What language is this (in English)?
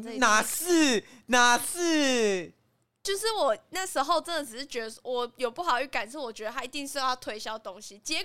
Chinese